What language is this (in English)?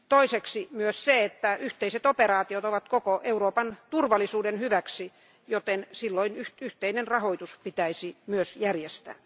Finnish